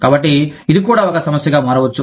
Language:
Telugu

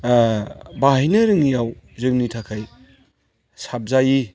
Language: Bodo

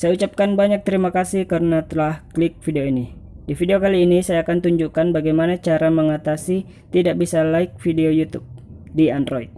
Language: Indonesian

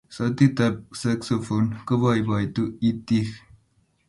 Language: Kalenjin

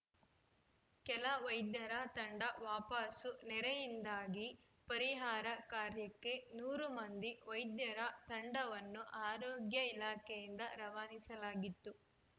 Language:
Kannada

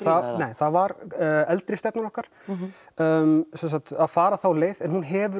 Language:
Icelandic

